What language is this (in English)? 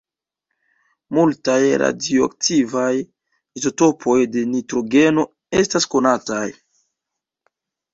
Esperanto